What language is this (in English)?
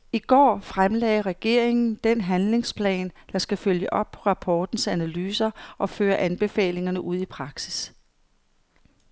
Danish